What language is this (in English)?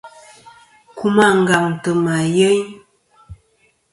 Kom